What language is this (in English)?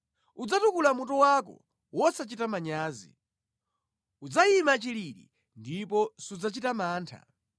Nyanja